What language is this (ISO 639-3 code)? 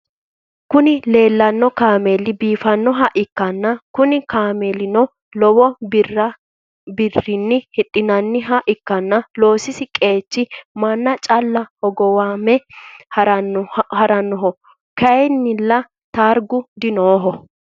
sid